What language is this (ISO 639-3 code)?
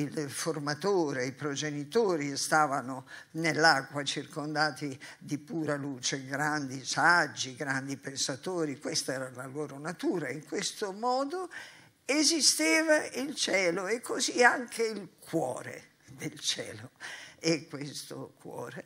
ita